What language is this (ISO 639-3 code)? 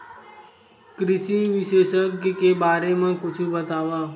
hne